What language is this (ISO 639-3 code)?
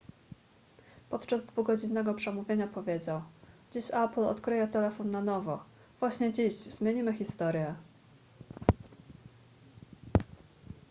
pol